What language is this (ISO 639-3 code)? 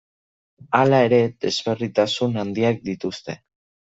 eus